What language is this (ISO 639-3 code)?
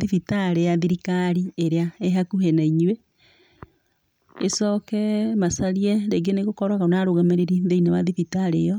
kik